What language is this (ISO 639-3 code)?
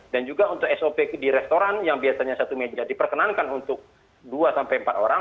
ind